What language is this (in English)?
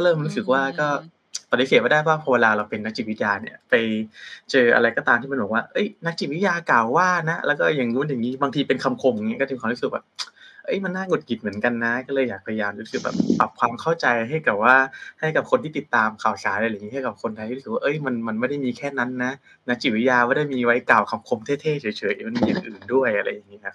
Thai